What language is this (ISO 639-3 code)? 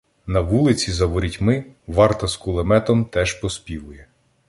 ukr